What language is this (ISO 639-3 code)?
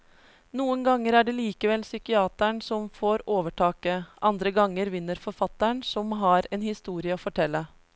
nor